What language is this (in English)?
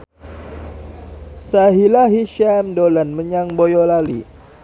Javanese